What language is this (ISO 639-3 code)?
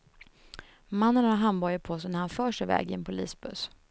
swe